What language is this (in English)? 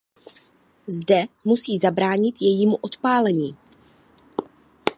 Czech